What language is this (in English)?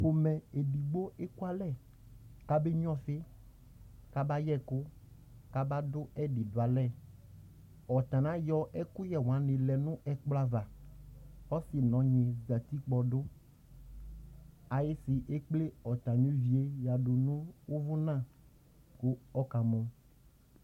Ikposo